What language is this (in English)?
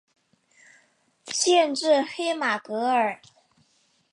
Chinese